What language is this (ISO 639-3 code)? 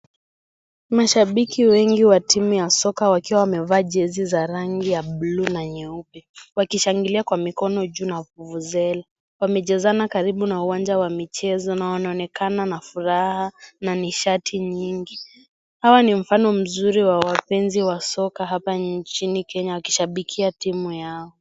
swa